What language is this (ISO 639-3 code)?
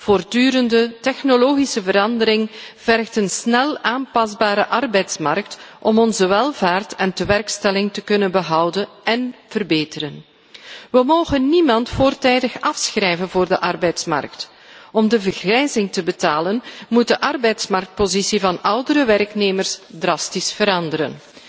nld